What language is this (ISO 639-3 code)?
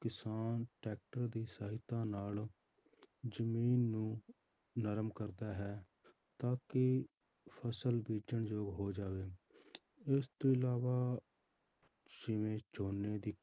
pan